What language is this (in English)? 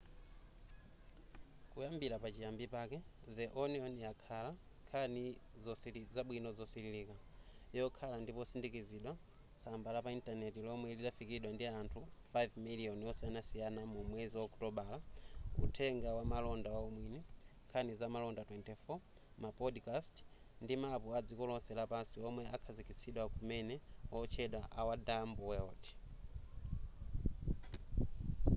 Nyanja